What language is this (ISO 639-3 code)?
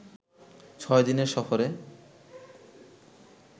ben